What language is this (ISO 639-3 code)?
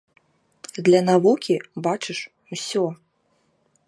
bel